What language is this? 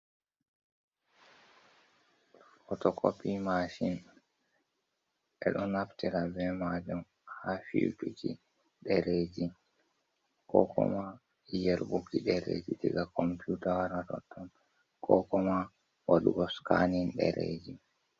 Fula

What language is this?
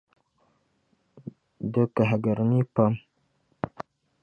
Dagbani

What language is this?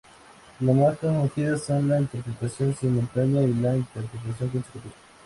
Spanish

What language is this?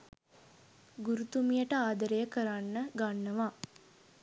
Sinhala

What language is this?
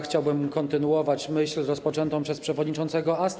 Polish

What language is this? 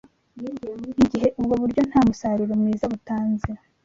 Kinyarwanda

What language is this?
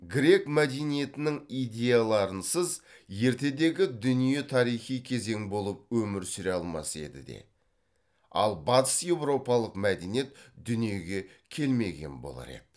Kazakh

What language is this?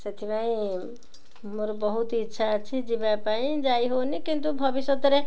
Odia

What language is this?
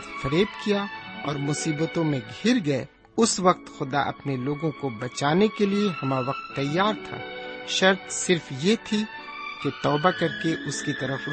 Urdu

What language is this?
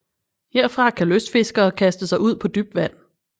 Danish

